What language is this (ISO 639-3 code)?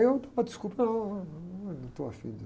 por